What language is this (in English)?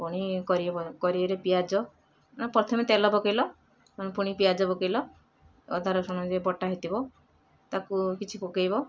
Odia